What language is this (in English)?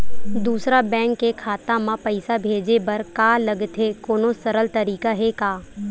Chhattisgarhi